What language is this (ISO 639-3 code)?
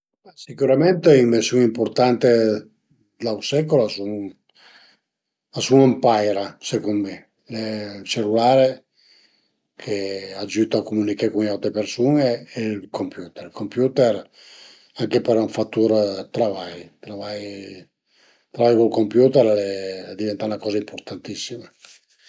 pms